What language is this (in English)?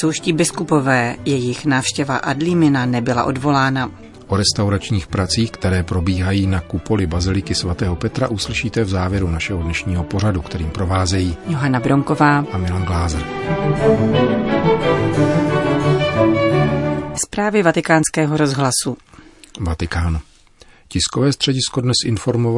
Czech